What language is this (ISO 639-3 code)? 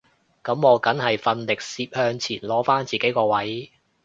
yue